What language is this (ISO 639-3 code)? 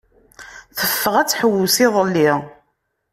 kab